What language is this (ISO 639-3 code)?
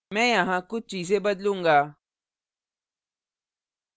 hin